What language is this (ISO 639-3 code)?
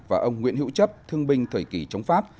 vie